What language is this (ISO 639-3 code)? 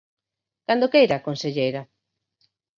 glg